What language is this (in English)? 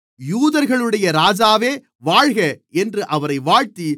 Tamil